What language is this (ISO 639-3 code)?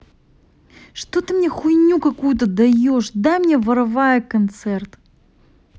rus